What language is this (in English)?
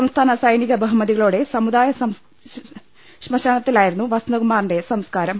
Malayalam